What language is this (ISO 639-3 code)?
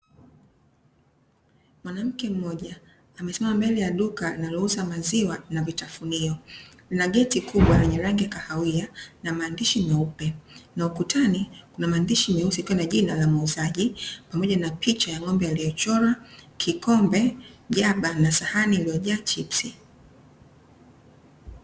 swa